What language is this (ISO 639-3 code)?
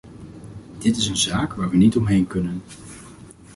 nld